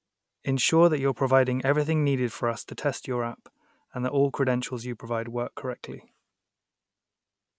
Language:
English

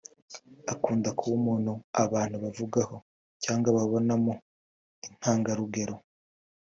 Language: Kinyarwanda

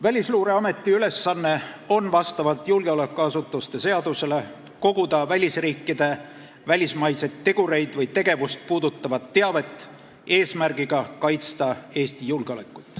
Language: Estonian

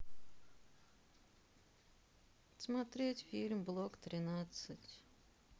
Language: Russian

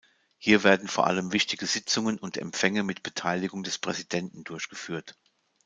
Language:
German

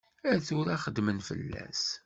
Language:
Kabyle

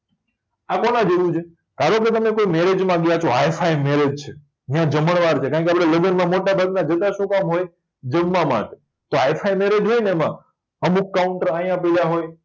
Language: Gujarati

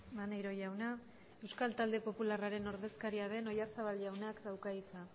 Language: Basque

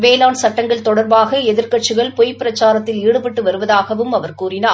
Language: Tamil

